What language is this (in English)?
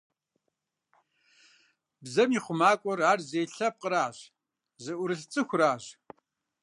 Kabardian